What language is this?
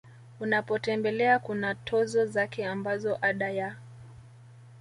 Swahili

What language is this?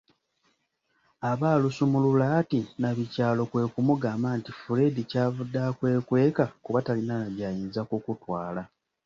Ganda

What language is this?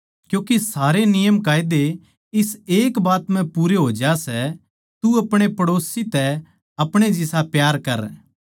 Haryanvi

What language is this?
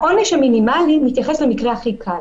Hebrew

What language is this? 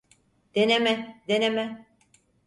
Turkish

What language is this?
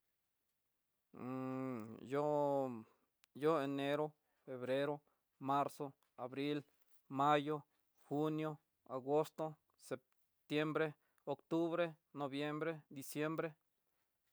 Tidaá Mixtec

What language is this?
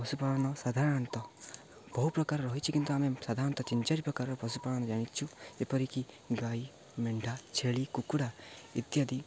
Odia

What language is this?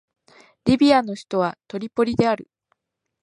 Japanese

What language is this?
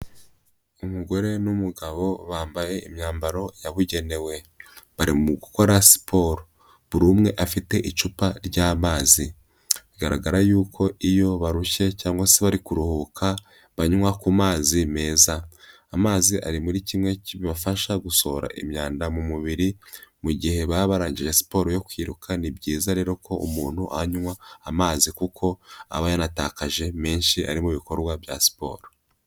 Kinyarwanda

